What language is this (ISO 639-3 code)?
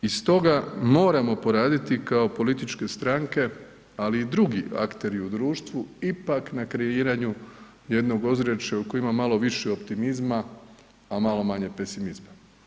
hrv